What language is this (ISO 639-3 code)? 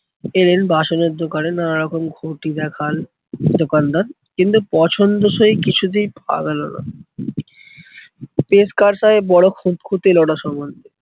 ben